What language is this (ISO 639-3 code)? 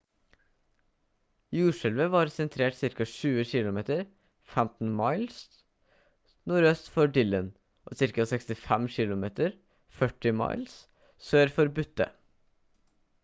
nob